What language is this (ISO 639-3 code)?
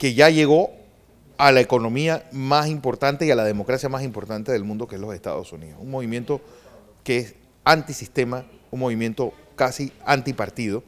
spa